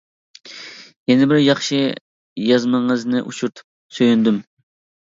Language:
Uyghur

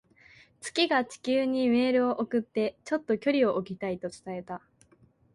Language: Japanese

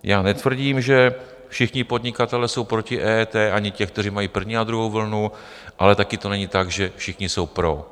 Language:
Czech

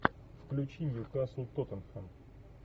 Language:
Russian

